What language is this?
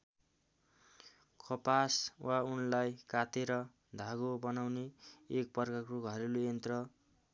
Nepali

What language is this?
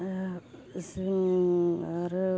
Bodo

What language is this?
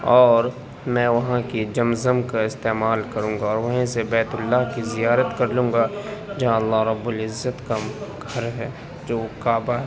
Urdu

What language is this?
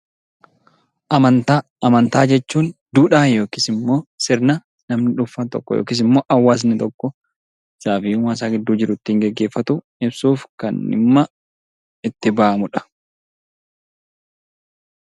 Oromo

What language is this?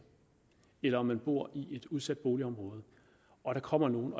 Danish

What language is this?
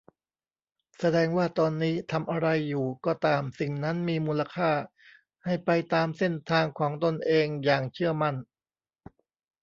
Thai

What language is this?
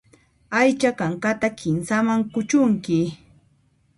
Puno Quechua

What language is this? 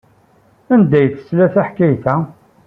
Kabyle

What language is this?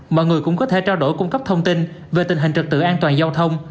Vietnamese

